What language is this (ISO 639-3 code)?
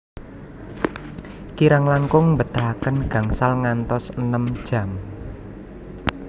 jav